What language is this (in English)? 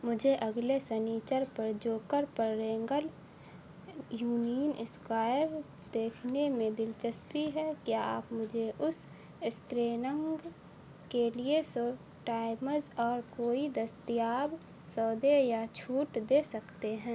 Urdu